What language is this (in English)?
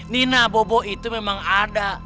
Indonesian